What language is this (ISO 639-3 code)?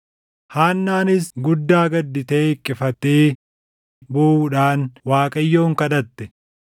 orm